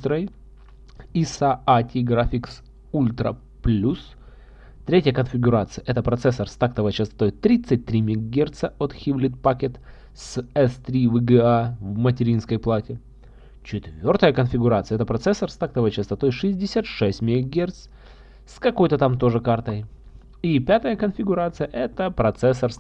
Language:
Russian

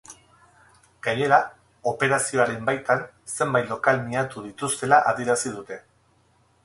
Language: Basque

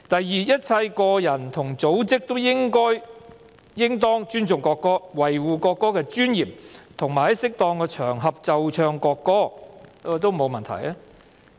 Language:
Cantonese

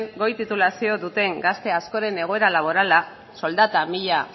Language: Basque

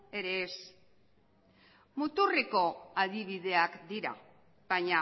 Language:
Basque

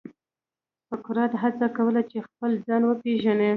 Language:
Pashto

